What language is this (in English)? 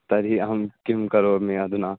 Sanskrit